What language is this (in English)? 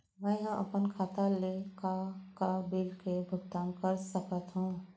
Chhattisgarhi